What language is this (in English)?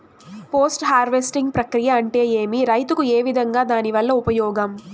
Telugu